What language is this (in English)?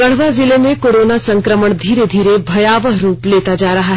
Hindi